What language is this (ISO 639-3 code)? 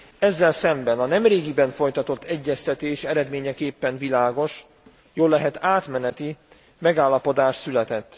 hun